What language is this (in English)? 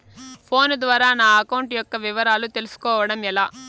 Telugu